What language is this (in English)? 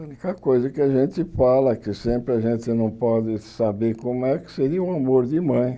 Portuguese